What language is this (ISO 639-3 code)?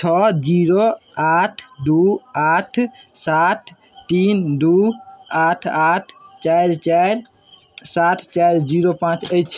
mai